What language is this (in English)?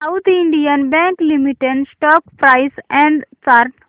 Marathi